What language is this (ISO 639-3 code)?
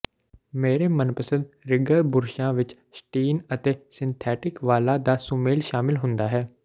pan